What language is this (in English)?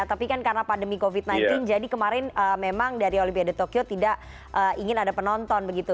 Indonesian